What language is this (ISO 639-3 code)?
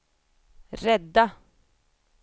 swe